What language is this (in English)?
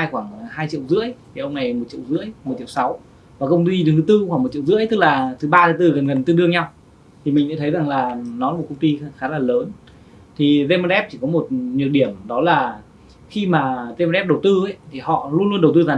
Vietnamese